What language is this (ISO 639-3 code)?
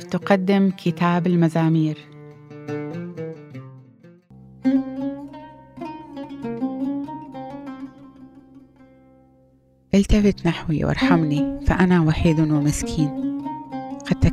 ara